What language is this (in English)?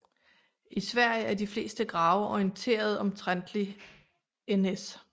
Danish